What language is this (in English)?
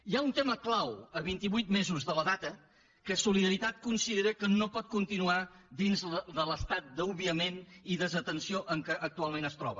Catalan